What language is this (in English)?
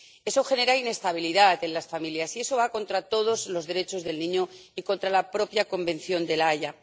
Spanish